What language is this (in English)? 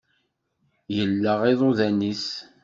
Kabyle